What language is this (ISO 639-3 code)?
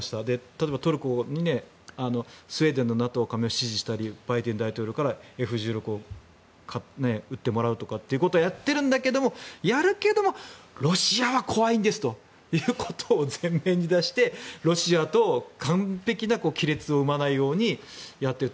jpn